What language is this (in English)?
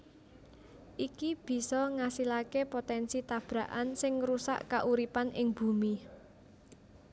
Javanese